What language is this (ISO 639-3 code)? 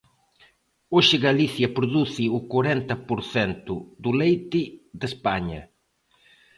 glg